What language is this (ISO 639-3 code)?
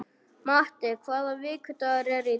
isl